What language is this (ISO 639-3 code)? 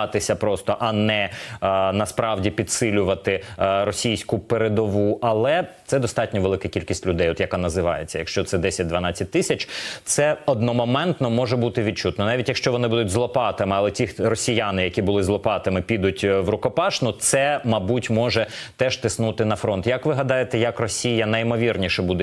ukr